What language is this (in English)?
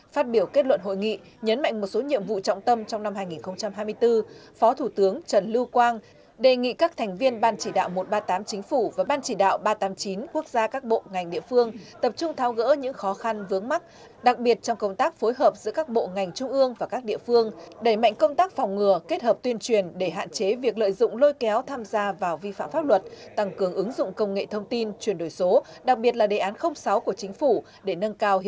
Vietnamese